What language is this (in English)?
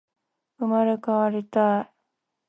Japanese